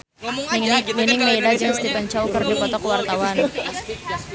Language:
Sundanese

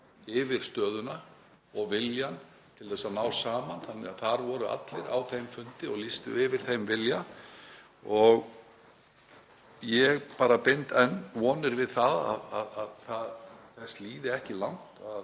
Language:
Icelandic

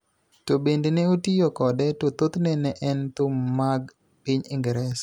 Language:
Luo (Kenya and Tanzania)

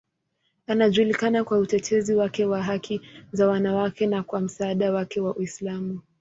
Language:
Swahili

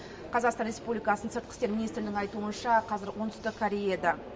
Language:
Kazakh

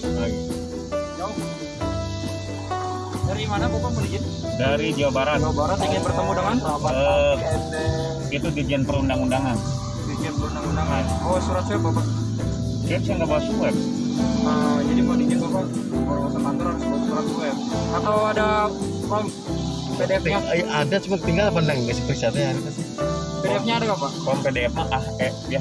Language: Indonesian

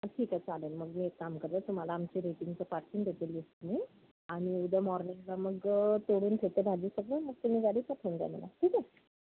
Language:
Marathi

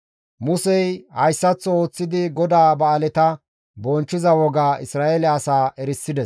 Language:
Gamo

